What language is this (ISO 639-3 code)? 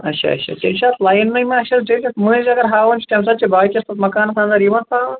kas